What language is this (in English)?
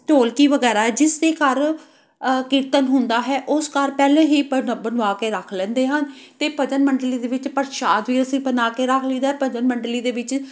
Punjabi